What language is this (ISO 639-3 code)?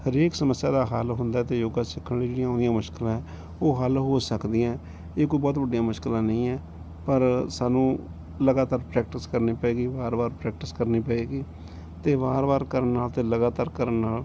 pan